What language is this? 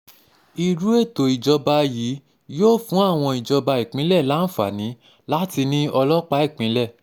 Yoruba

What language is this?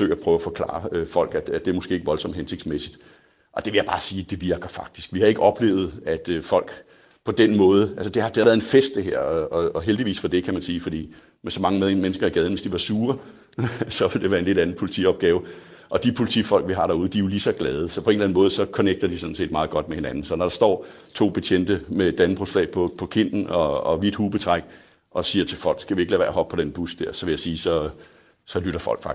Danish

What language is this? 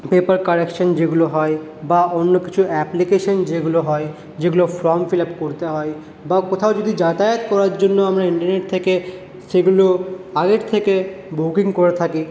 Bangla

